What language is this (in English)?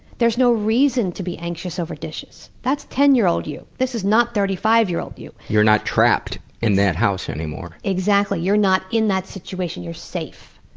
English